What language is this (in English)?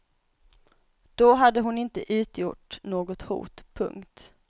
Swedish